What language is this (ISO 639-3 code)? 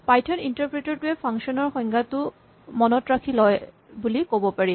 asm